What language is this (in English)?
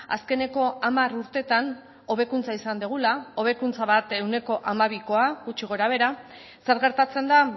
Basque